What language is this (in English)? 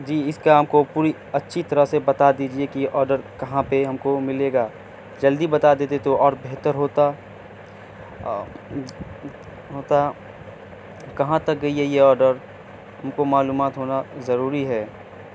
Urdu